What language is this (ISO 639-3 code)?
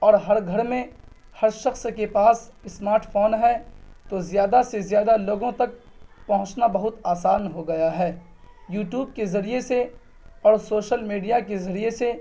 urd